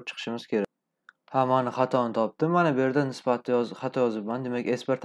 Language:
Turkish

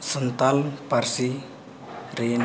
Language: Santali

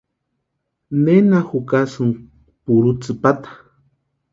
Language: Western Highland Purepecha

